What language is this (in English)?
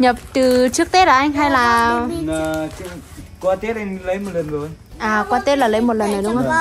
Vietnamese